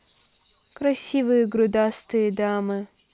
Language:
Russian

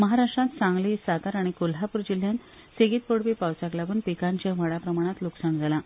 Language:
Konkani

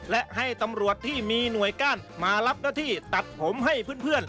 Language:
Thai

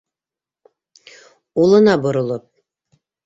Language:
Bashkir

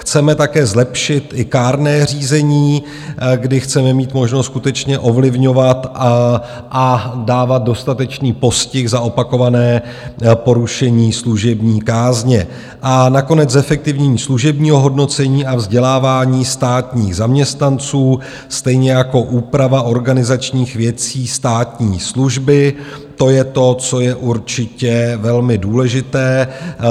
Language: Czech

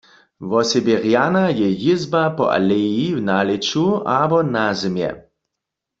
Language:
Upper Sorbian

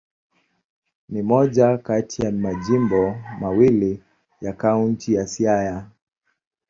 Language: Swahili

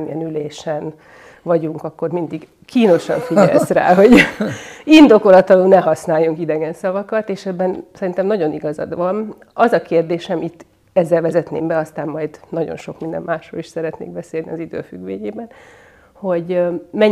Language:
Hungarian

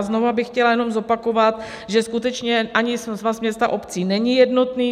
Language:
Czech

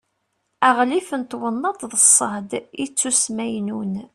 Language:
Kabyle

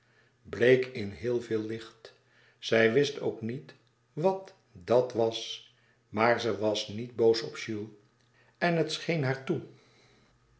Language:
Dutch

